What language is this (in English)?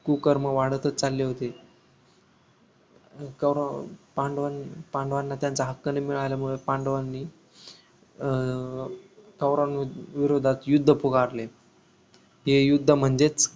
Marathi